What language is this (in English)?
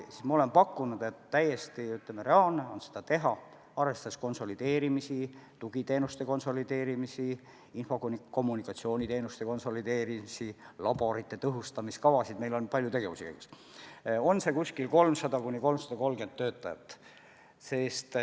Estonian